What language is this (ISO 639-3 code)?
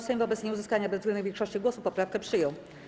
pol